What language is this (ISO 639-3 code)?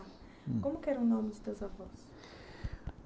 por